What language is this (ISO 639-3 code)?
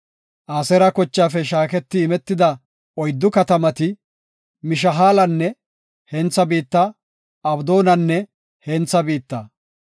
gof